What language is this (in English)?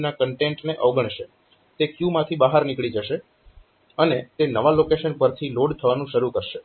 Gujarati